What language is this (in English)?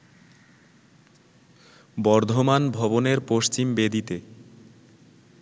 Bangla